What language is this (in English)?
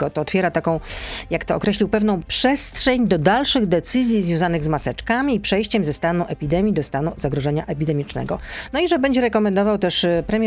Polish